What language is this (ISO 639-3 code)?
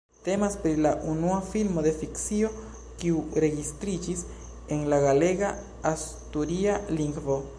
epo